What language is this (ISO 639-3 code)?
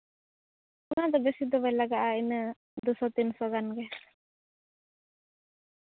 sat